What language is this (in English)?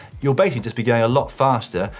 English